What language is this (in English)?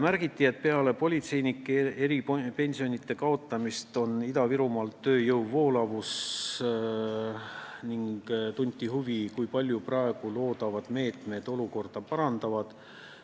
Estonian